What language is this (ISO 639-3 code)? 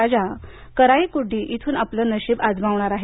mar